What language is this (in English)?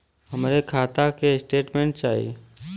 Bhojpuri